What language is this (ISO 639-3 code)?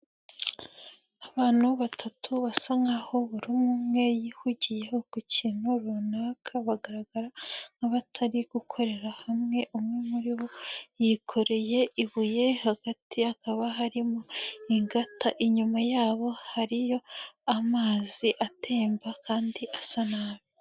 kin